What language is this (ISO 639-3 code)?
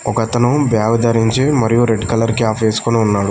tel